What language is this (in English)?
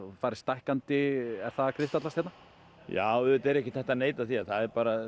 Icelandic